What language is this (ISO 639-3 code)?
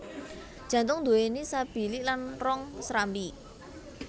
jav